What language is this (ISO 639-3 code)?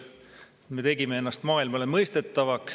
est